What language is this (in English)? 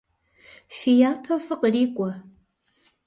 Kabardian